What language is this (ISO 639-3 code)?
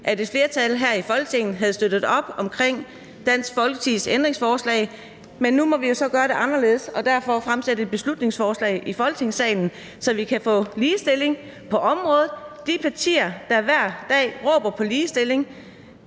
dan